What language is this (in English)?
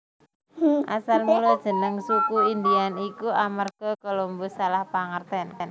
Javanese